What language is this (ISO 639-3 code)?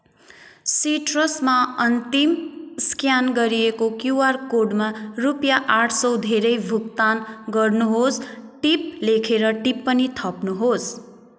nep